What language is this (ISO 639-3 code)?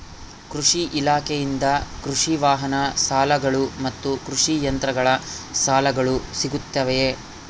kan